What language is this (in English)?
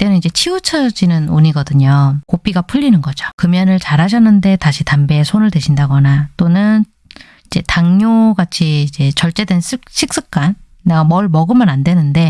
Korean